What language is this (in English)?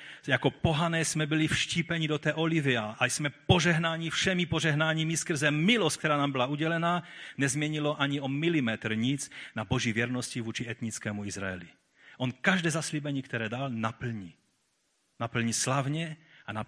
Czech